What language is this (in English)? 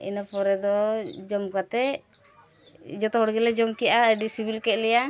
Santali